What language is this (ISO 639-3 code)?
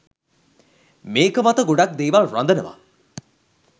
sin